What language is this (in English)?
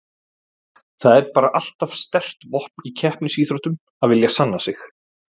Icelandic